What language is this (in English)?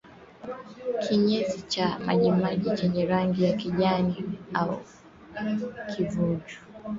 Swahili